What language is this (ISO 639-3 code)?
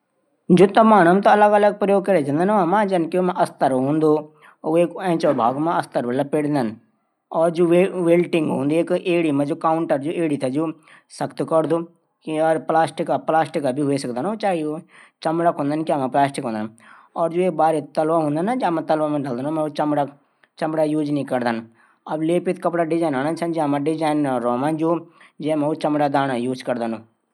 gbm